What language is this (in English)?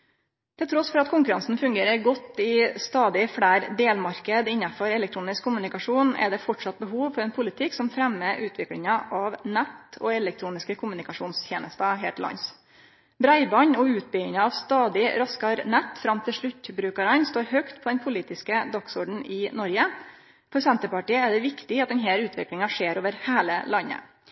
Norwegian Nynorsk